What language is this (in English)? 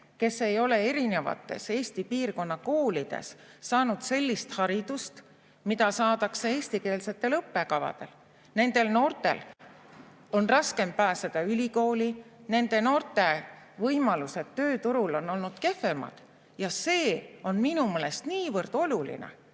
Estonian